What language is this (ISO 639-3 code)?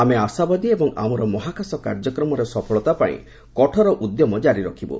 ori